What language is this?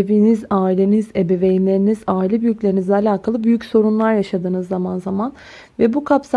Turkish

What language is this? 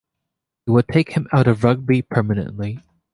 English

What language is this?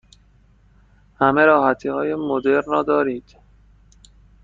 Persian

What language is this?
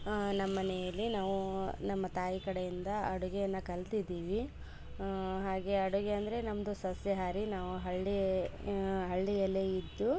Kannada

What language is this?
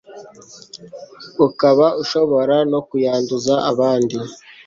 Kinyarwanda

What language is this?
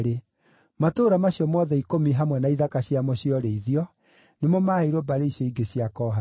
Kikuyu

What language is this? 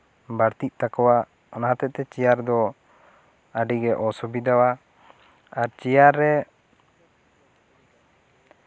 Santali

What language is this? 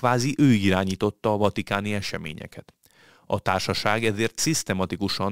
Hungarian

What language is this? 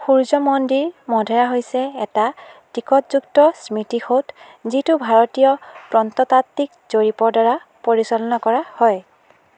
Assamese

